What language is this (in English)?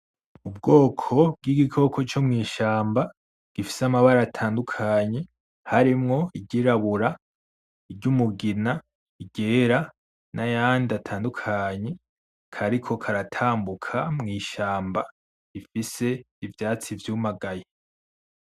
Rundi